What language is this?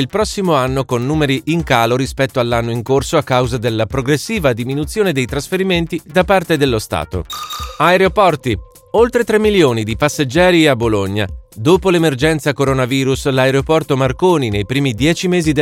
Italian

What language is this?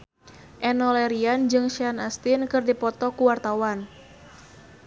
Sundanese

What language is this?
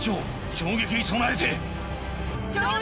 Japanese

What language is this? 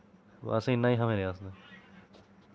Dogri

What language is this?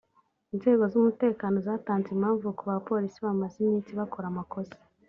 Kinyarwanda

